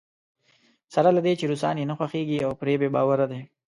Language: Pashto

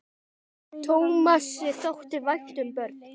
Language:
Icelandic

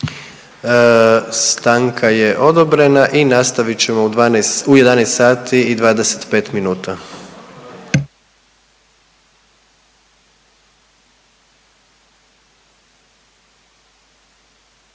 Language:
Croatian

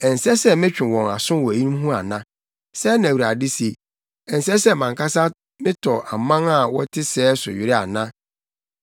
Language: Akan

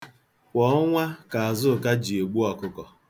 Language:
Igbo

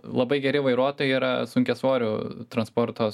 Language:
Lithuanian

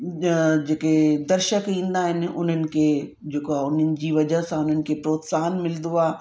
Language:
Sindhi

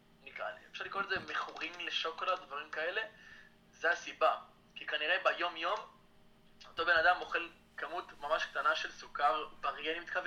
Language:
Hebrew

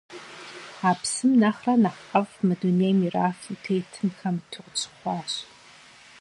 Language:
Kabardian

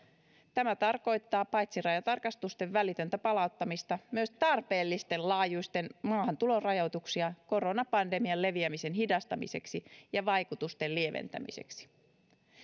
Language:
Finnish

